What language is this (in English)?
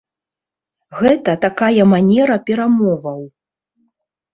Belarusian